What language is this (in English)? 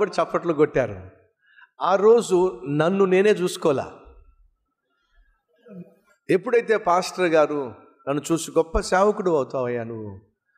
Telugu